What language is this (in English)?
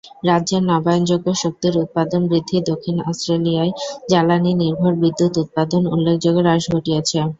Bangla